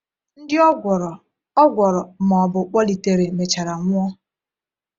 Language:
Igbo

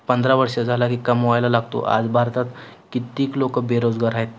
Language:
Marathi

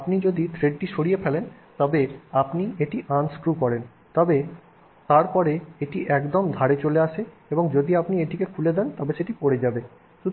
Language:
Bangla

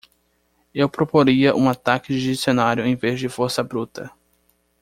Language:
Portuguese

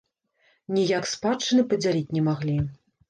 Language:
Belarusian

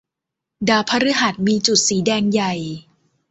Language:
Thai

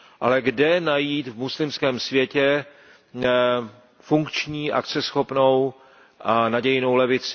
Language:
Czech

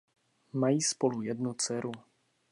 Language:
Czech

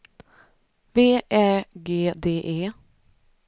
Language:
Swedish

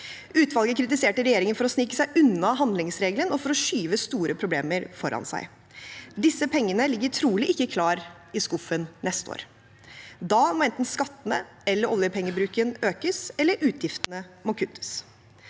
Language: Norwegian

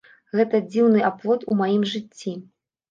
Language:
Belarusian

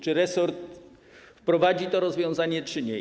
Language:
Polish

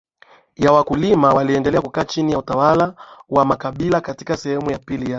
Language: Swahili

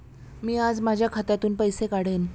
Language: Marathi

